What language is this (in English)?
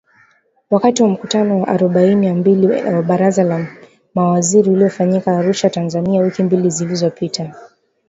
Swahili